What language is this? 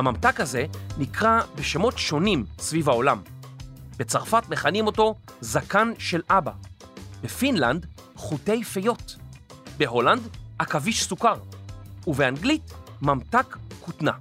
Hebrew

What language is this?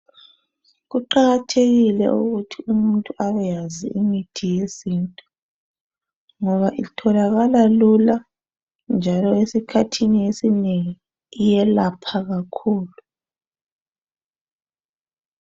North Ndebele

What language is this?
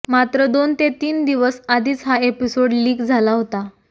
Marathi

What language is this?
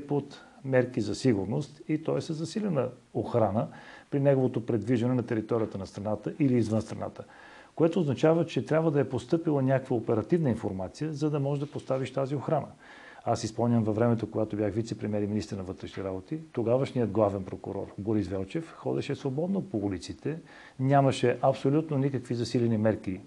Bulgarian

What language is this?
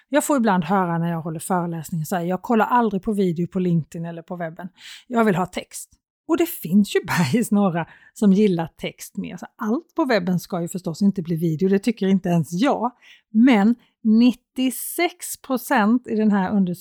Swedish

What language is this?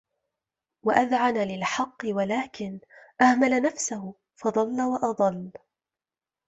Arabic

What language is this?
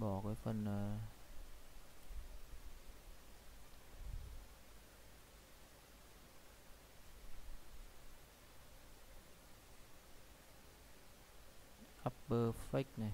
Vietnamese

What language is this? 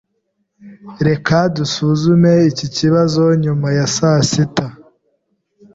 Kinyarwanda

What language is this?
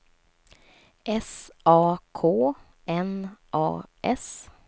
Swedish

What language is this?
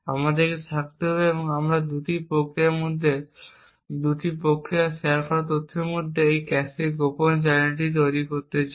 Bangla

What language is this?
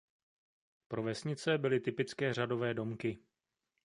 Czech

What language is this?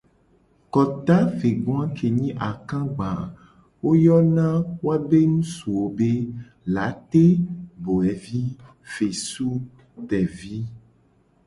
Gen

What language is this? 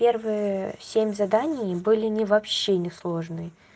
Russian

